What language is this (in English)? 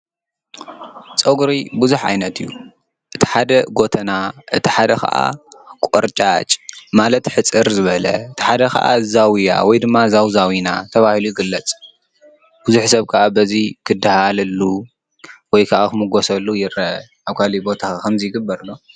Tigrinya